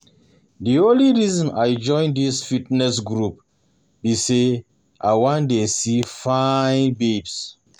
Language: Nigerian Pidgin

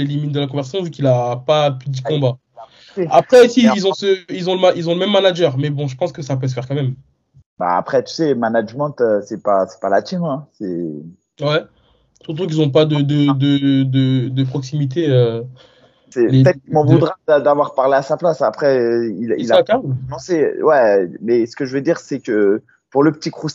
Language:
French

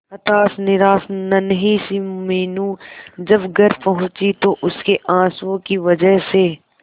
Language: Hindi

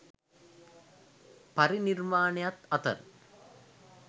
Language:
Sinhala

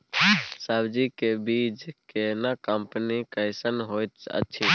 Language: Maithili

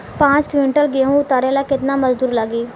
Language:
Bhojpuri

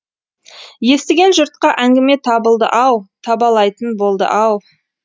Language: Kazakh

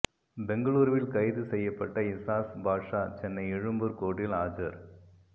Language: Tamil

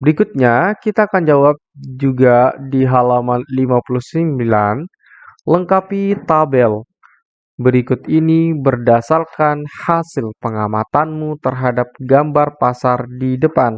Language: Indonesian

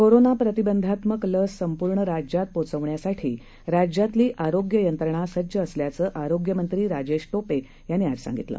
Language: Marathi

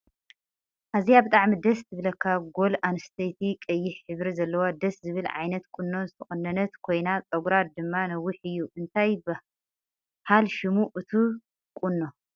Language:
Tigrinya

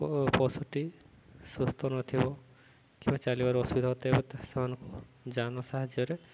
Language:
Odia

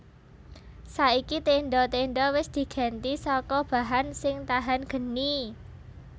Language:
Javanese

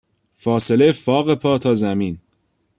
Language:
Persian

